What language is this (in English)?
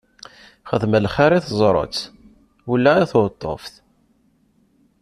Kabyle